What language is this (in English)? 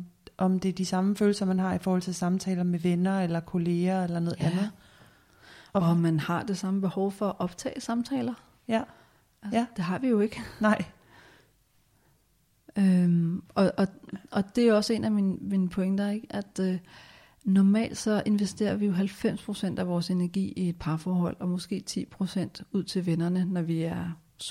Danish